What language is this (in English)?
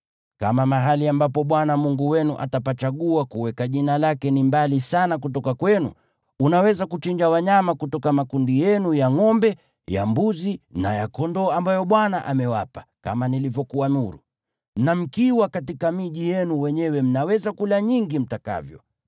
Swahili